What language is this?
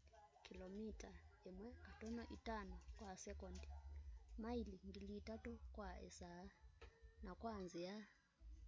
Kamba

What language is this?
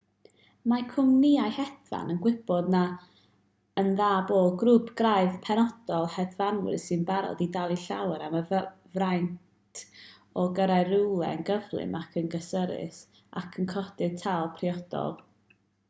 Welsh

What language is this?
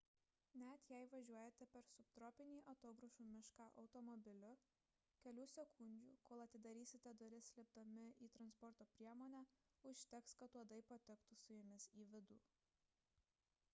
Lithuanian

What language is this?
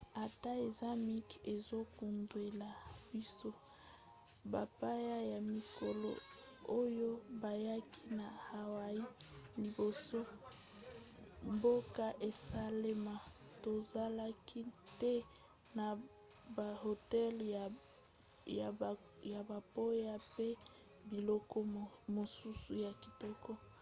Lingala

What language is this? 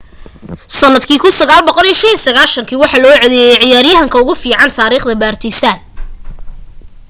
Somali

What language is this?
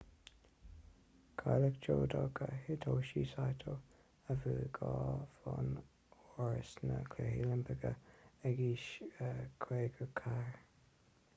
Irish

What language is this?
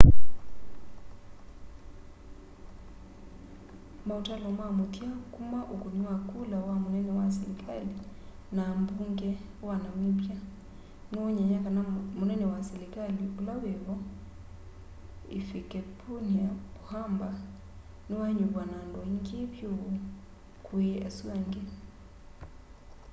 Kamba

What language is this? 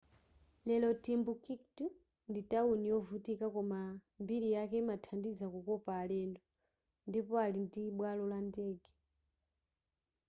Nyanja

